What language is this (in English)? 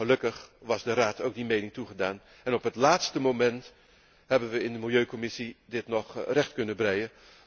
Dutch